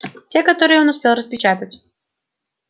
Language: Russian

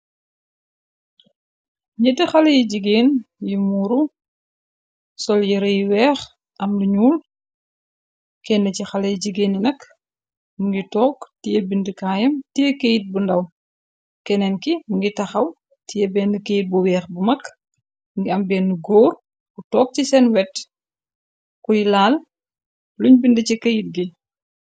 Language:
Wolof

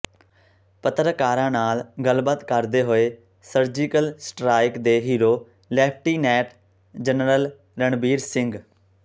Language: Punjabi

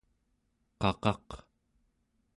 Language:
Central Yupik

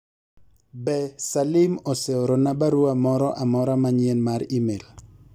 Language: Luo (Kenya and Tanzania)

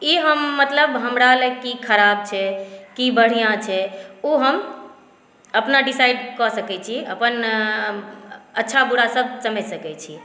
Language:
Maithili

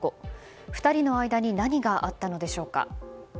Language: Japanese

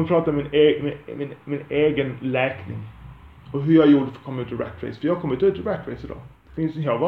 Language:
Swedish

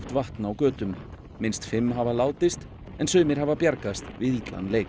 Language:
Icelandic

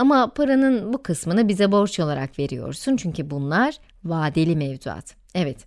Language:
Turkish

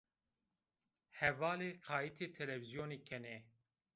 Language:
Zaza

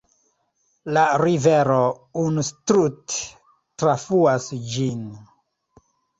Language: Esperanto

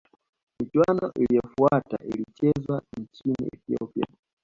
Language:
Swahili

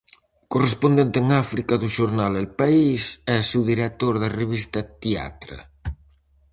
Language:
Galician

